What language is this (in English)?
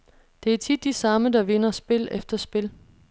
Danish